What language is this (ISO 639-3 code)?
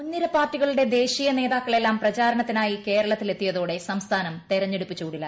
mal